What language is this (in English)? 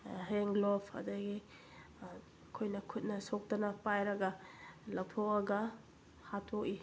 Manipuri